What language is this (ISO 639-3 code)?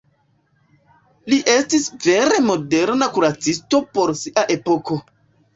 epo